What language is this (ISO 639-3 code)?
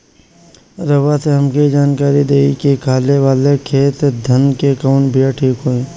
bho